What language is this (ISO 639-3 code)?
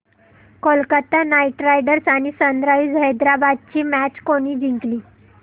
mar